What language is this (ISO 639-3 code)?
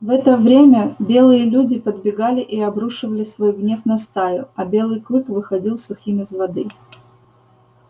rus